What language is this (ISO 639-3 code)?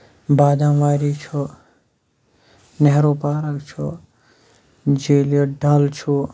kas